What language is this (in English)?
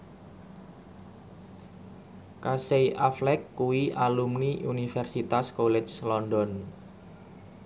Javanese